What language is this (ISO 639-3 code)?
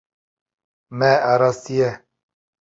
kur